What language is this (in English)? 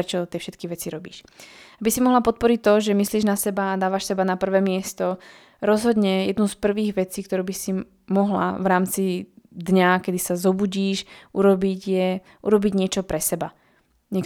Slovak